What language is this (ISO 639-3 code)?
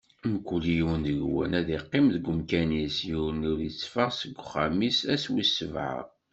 kab